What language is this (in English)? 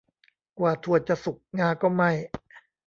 Thai